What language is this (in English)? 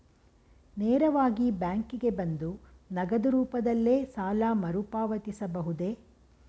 Kannada